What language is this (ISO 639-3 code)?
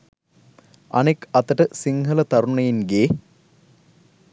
sin